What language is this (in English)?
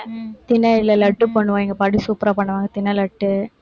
Tamil